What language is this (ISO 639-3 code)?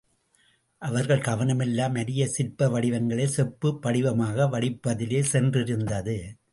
tam